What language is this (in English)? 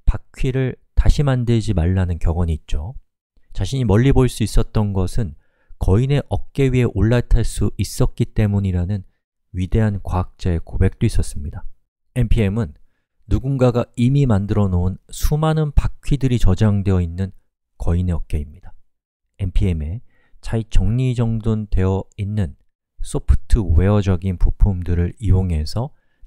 Korean